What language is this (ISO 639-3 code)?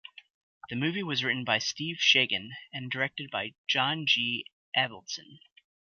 eng